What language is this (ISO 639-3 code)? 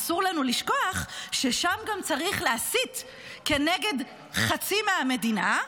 heb